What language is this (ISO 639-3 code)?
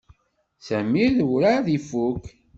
kab